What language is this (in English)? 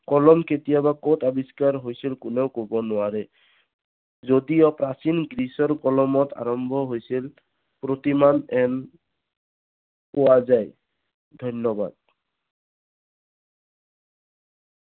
Assamese